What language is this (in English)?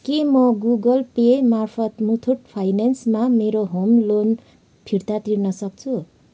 Nepali